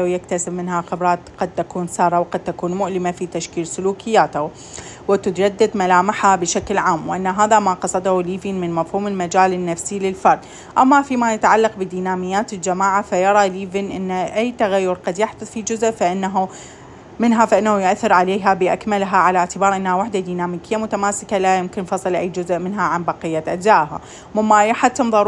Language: Arabic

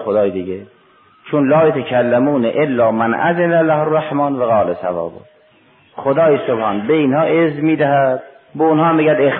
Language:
Persian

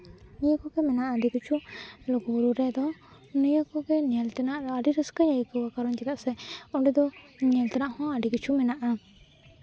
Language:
Santali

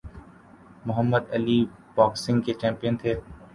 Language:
Urdu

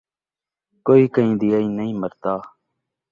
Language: Saraiki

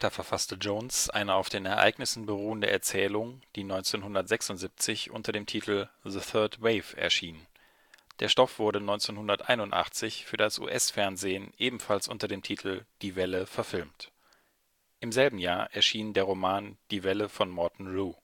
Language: German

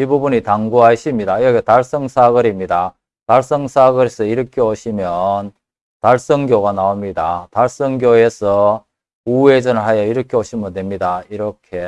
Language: Korean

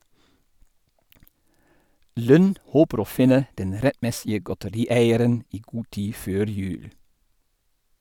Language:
Norwegian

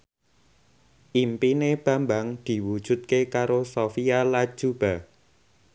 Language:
Javanese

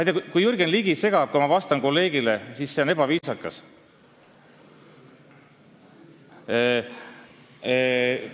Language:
Estonian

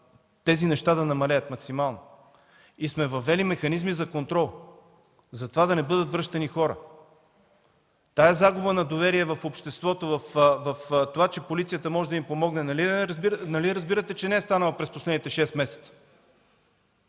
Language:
Bulgarian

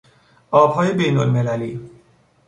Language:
Persian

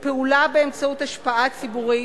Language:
Hebrew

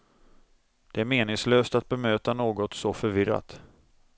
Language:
Swedish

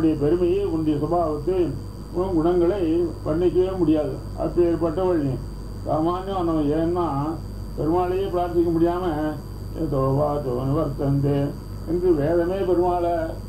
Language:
Arabic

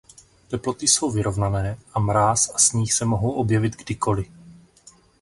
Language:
Czech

